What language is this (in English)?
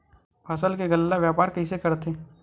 Chhattisgarhi